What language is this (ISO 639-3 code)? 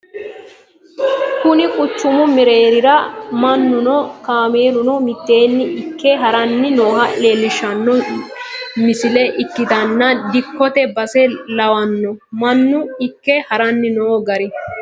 sid